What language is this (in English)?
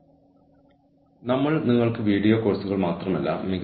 Malayalam